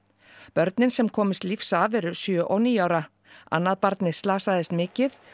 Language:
Icelandic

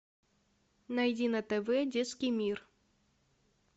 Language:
Russian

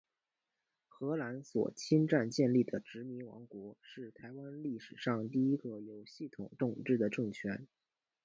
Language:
Chinese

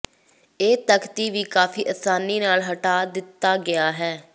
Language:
Punjabi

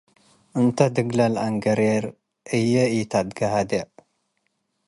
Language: Tigre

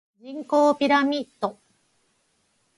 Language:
Japanese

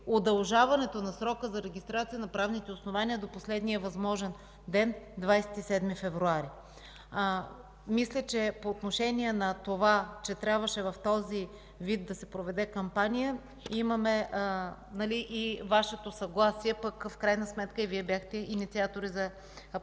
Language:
Bulgarian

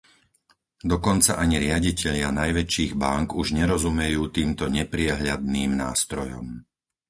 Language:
Slovak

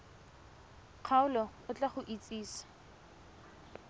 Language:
Tswana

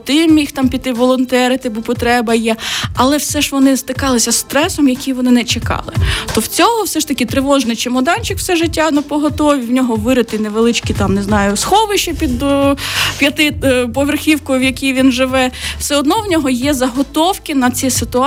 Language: Ukrainian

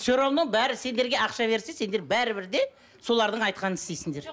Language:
Kazakh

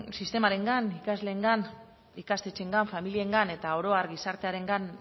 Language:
Basque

